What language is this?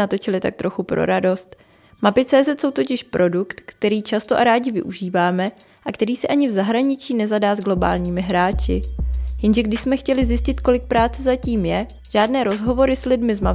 Czech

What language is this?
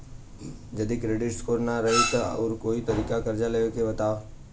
Bhojpuri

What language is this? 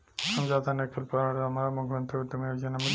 Bhojpuri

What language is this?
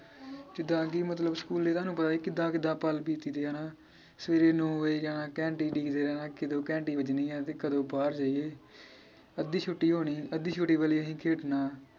Punjabi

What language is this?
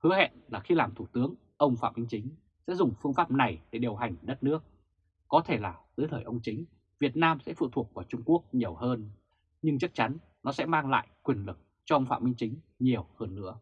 Vietnamese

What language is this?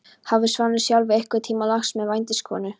Icelandic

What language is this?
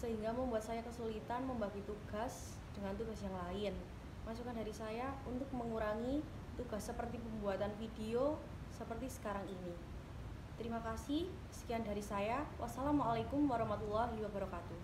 Indonesian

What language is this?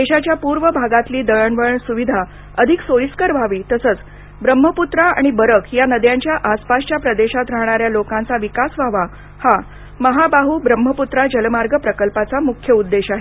Marathi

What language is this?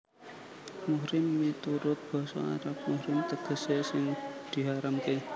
Javanese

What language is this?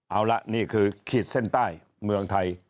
Thai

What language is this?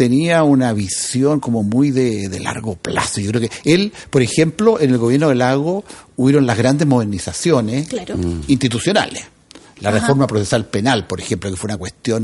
Spanish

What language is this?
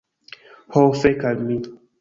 Esperanto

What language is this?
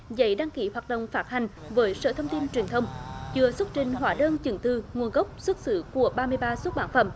Vietnamese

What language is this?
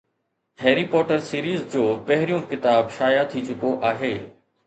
Sindhi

